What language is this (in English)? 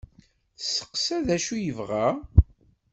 Kabyle